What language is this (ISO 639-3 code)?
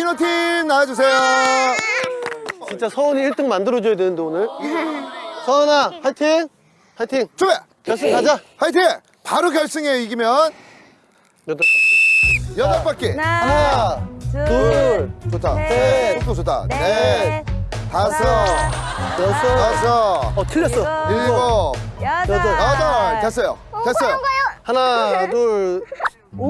kor